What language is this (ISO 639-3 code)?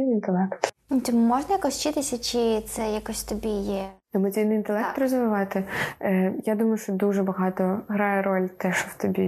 ukr